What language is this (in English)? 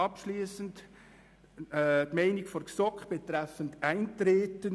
Swiss German